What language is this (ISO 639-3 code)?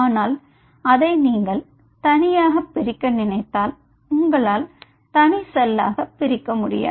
tam